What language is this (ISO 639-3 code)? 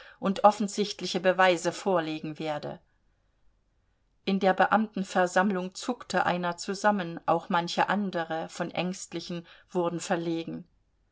deu